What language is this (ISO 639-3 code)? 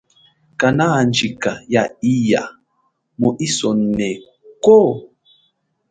cjk